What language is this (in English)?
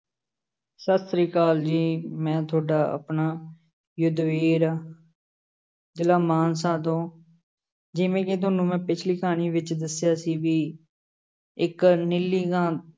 Punjabi